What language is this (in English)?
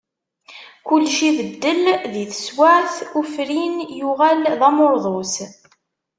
Kabyle